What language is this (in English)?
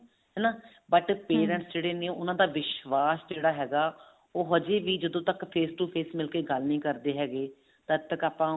Punjabi